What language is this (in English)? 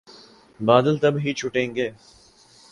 Urdu